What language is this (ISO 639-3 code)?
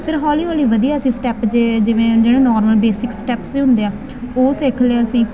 pan